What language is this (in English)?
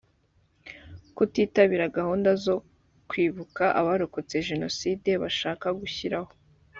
Kinyarwanda